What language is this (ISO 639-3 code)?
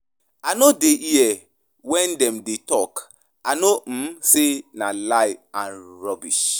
pcm